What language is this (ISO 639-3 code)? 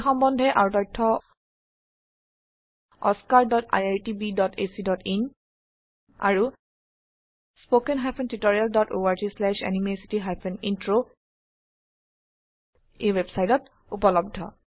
asm